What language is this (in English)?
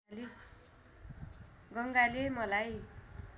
Nepali